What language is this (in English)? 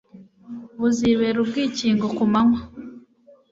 Kinyarwanda